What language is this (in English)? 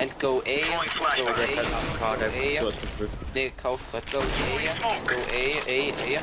German